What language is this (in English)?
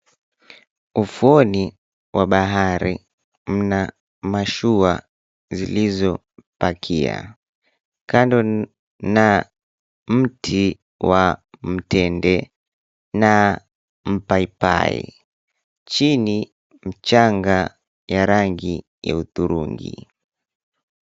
Swahili